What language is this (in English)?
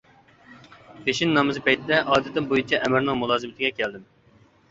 Uyghur